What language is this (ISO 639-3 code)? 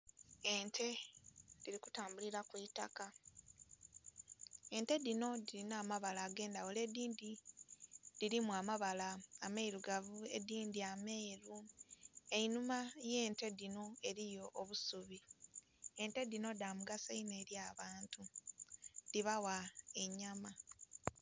xog